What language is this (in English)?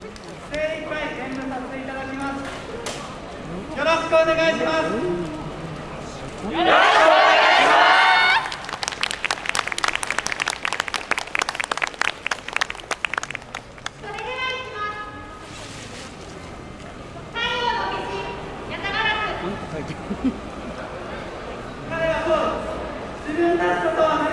Japanese